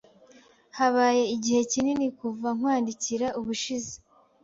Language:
Kinyarwanda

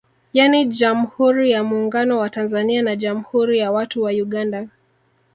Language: Swahili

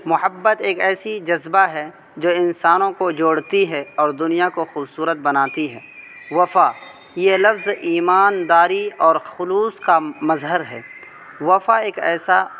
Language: Urdu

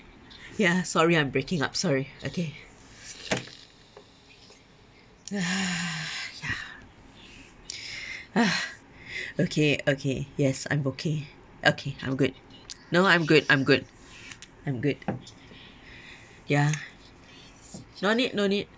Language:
English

